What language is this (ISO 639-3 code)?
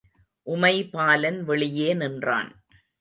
tam